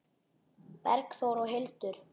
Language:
Icelandic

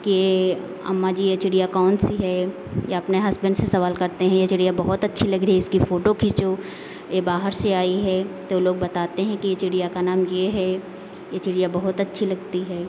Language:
Hindi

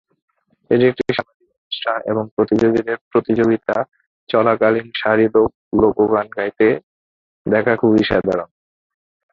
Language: Bangla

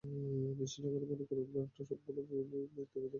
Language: Bangla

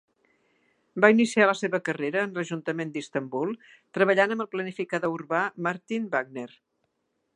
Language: Catalan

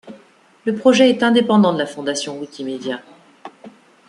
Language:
French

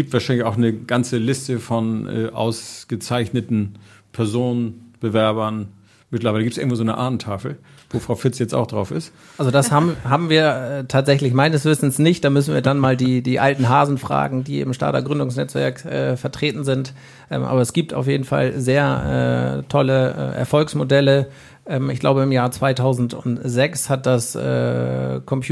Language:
German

